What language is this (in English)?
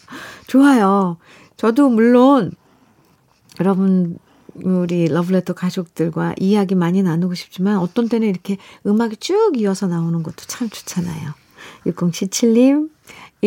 Korean